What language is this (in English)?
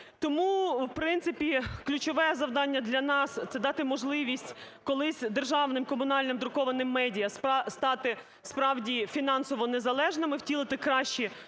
Ukrainian